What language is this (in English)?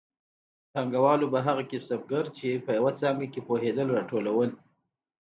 Pashto